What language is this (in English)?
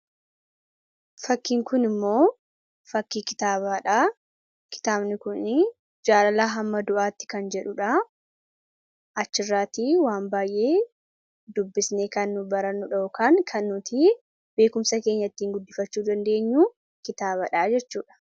Oromo